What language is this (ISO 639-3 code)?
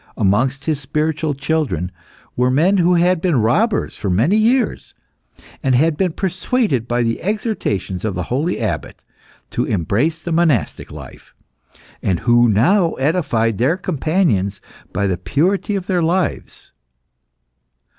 eng